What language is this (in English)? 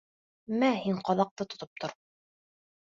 Bashkir